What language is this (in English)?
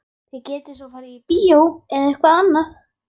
Icelandic